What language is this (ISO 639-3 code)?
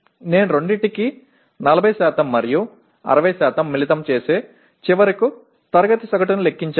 tel